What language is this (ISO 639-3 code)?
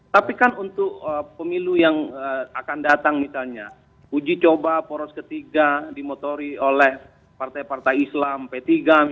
ind